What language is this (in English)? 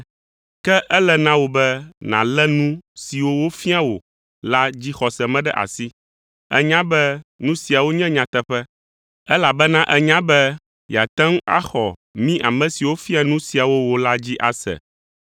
Ewe